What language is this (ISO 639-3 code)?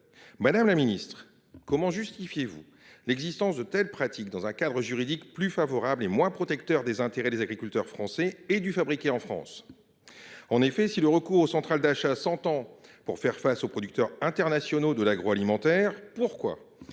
fra